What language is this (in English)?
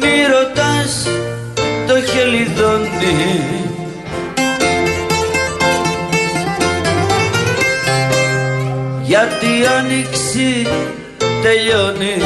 Greek